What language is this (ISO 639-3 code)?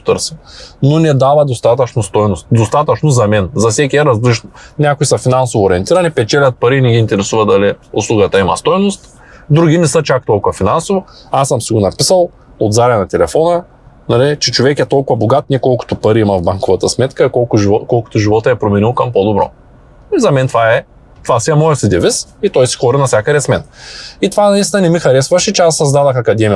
bul